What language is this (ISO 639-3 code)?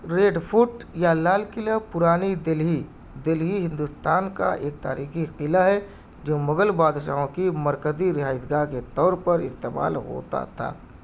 urd